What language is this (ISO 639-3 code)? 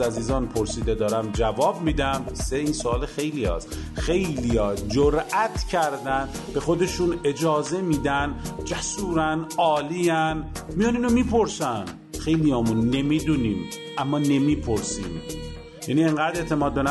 fas